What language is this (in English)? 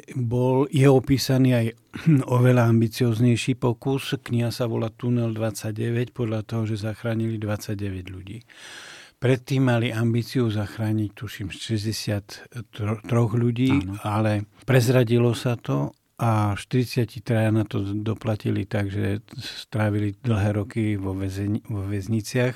Slovak